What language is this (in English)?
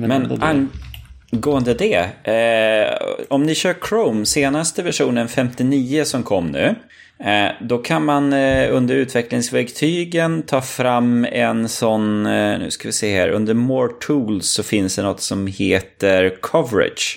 Swedish